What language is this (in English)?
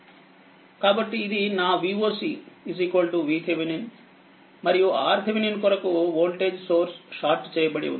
Telugu